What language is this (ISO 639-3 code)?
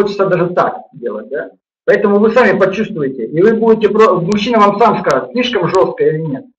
rus